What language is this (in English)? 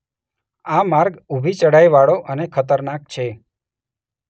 Gujarati